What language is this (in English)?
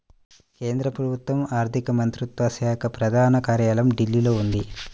Telugu